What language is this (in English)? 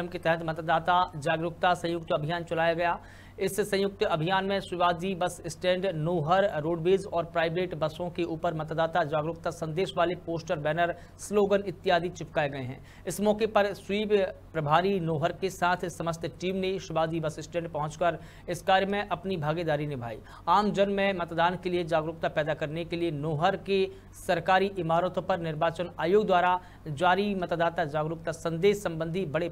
Hindi